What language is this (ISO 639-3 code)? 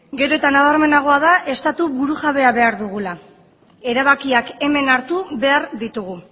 eus